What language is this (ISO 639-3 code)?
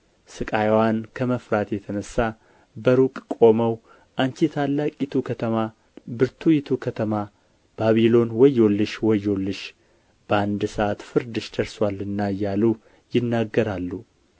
amh